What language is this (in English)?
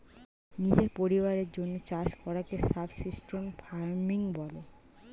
Bangla